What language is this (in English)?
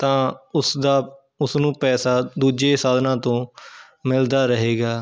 Punjabi